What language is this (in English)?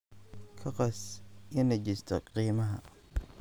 Somali